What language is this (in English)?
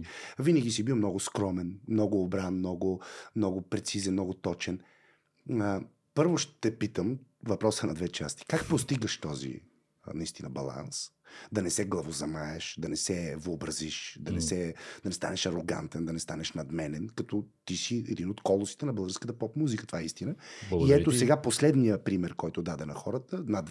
Bulgarian